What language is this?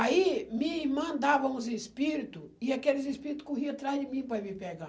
Portuguese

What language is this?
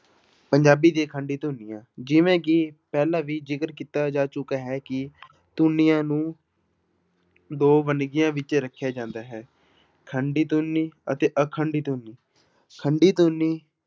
Punjabi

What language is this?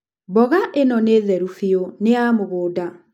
Kikuyu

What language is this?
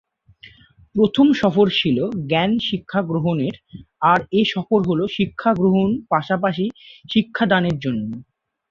Bangla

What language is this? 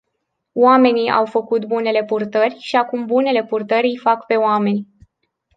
Romanian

